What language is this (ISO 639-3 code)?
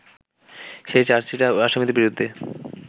ben